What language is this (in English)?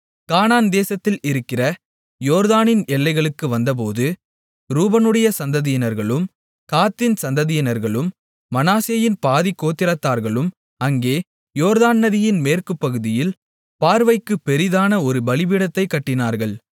Tamil